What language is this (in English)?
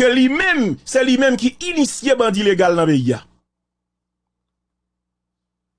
French